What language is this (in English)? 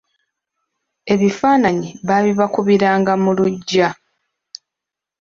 Ganda